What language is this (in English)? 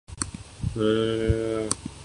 Urdu